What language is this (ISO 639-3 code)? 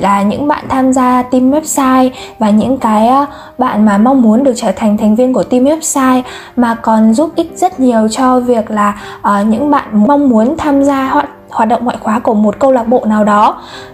vie